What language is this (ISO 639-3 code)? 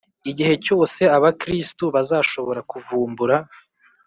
kin